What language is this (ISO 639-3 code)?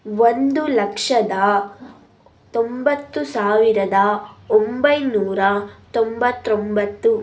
kan